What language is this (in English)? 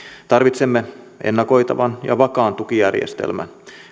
Finnish